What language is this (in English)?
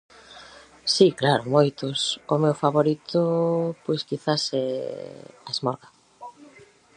Galician